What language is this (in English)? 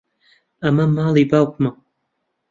Central Kurdish